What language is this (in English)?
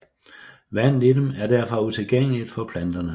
Danish